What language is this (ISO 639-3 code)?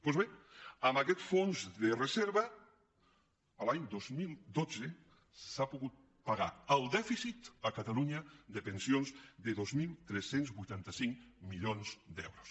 cat